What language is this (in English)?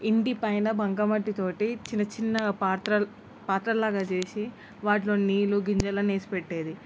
Telugu